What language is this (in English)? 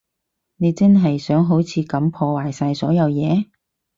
Cantonese